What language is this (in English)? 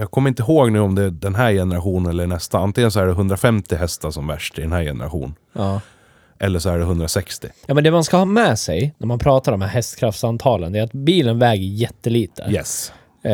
Swedish